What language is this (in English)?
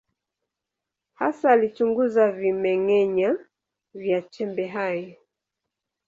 Swahili